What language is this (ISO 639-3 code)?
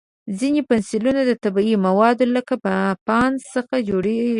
pus